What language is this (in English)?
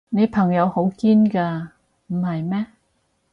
Cantonese